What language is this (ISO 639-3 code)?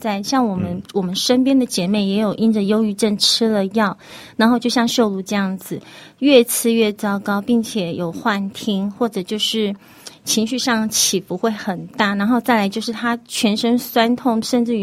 zho